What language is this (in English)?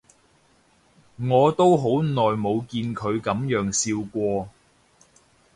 Cantonese